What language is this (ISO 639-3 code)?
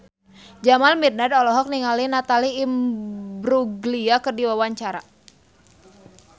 sun